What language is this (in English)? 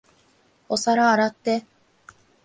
Japanese